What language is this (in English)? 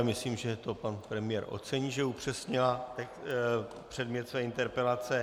Czech